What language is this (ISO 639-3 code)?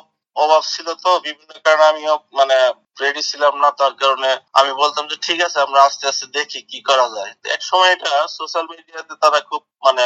ben